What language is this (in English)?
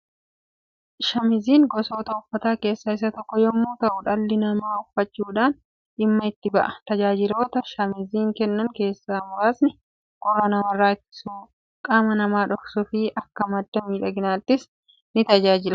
Oromo